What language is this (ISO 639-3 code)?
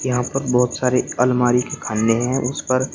hin